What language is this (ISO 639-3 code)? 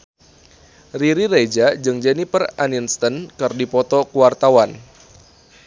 sun